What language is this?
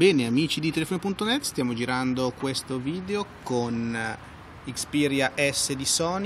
Italian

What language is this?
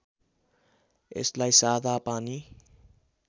Nepali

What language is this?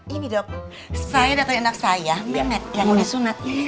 Indonesian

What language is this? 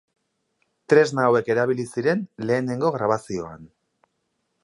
Basque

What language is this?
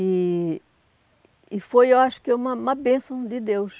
Portuguese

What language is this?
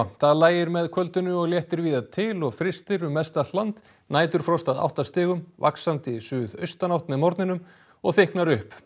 Icelandic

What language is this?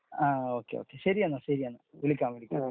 Malayalam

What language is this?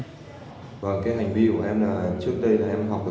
Vietnamese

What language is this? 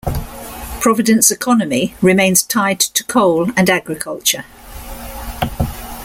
English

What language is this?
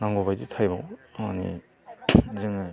Bodo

